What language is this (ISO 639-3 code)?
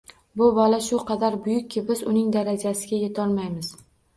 uzb